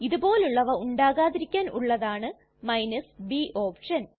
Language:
Malayalam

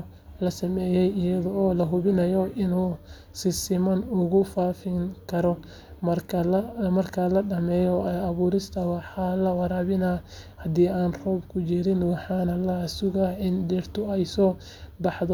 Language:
Somali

